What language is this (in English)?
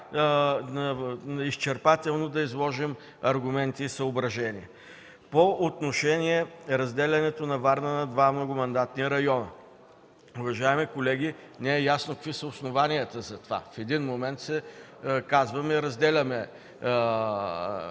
Bulgarian